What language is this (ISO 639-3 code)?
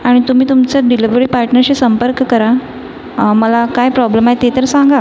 mar